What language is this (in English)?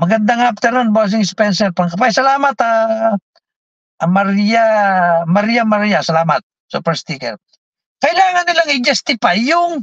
Filipino